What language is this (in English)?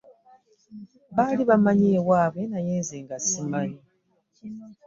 Ganda